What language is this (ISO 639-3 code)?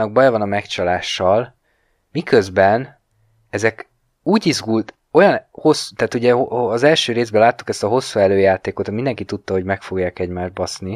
hun